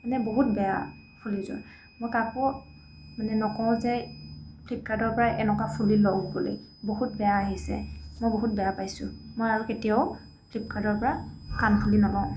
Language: Assamese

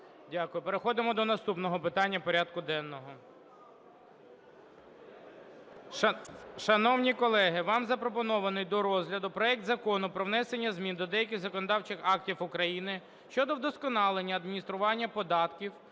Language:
Ukrainian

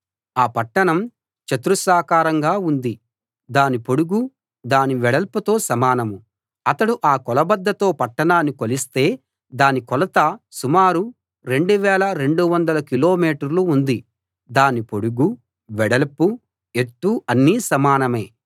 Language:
Telugu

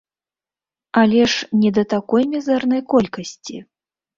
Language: Belarusian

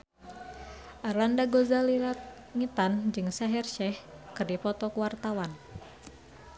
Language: Sundanese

